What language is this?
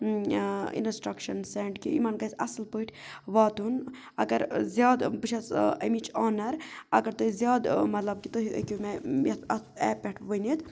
Kashmiri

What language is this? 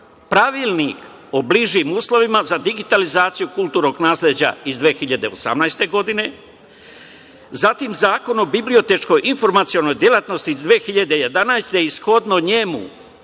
Serbian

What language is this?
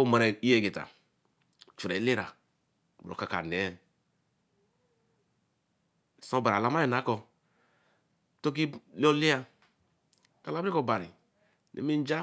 Eleme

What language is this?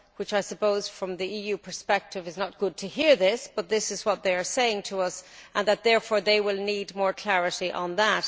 English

